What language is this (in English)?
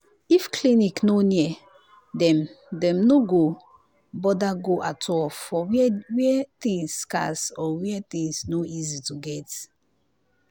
Nigerian Pidgin